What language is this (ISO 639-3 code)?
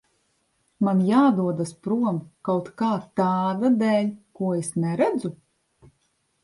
lav